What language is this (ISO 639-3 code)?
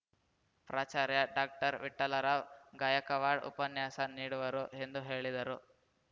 kan